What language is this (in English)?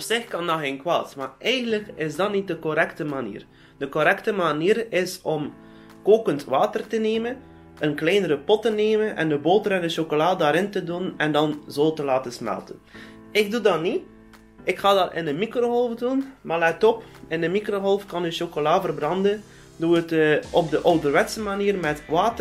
Dutch